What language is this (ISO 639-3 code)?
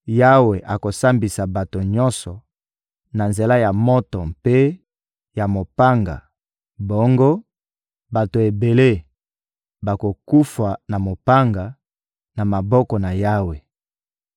lin